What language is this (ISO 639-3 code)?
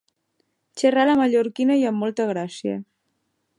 cat